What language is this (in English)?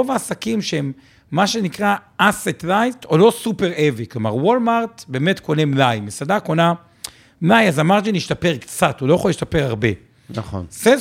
Hebrew